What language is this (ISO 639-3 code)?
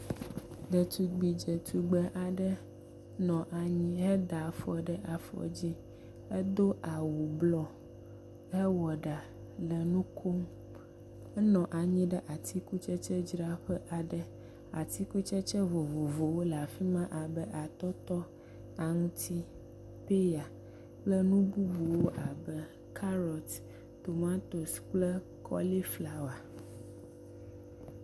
ewe